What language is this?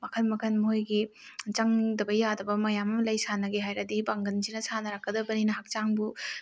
Manipuri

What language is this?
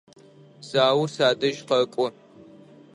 Adyghe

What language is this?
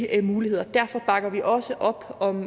Danish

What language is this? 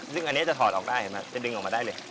Thai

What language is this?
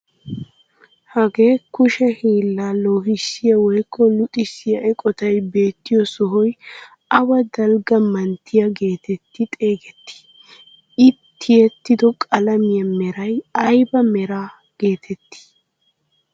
Wolaytta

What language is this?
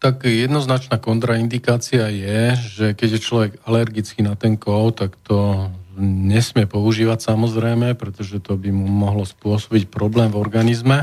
Slovak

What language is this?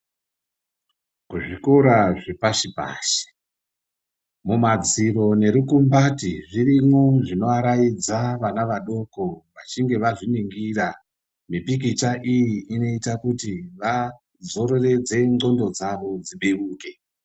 Ndau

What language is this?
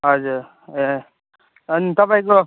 Nepali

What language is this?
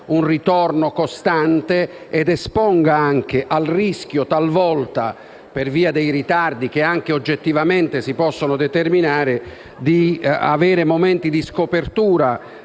Italian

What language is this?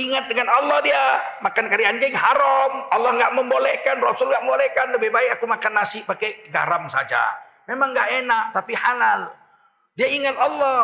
Indonesian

